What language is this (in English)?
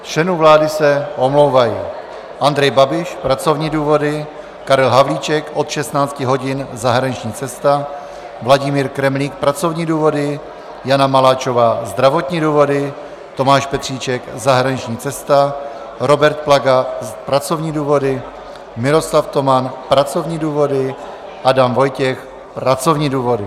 Czech